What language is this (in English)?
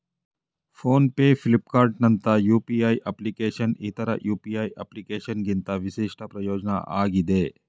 Kannada